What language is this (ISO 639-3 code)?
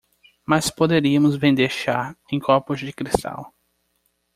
por